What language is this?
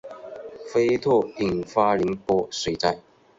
Chinese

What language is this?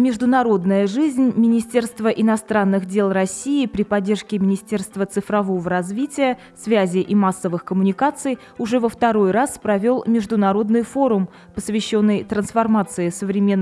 Russian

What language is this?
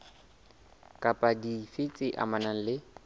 Southern Sotho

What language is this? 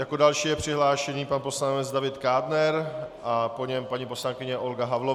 Czech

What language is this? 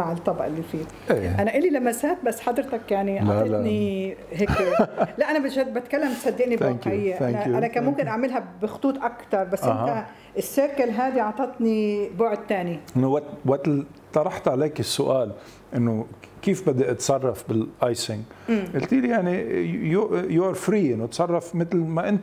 Arabic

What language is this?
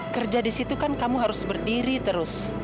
Indonesian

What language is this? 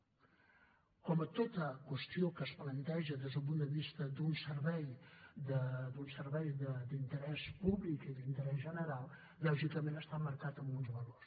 Catalan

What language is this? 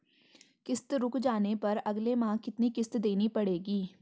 Hindi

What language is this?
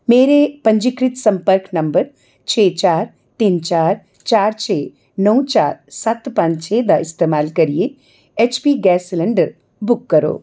Dogri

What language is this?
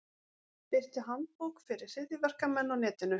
Icelandic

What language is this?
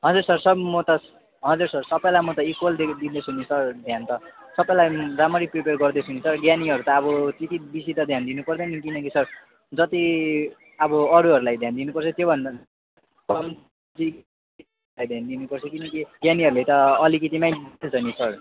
Nepali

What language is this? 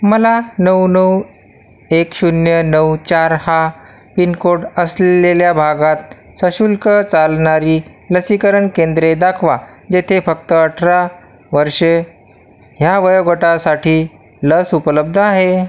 Marathi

